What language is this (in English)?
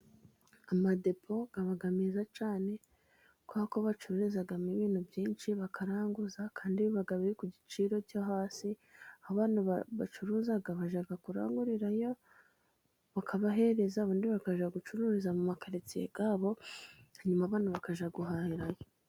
Kinyarwanda